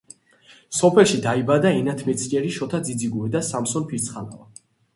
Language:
Georgian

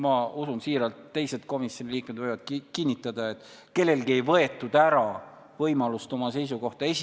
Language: Estonian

